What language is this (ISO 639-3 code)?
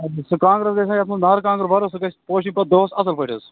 kas